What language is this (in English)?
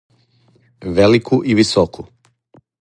Serbian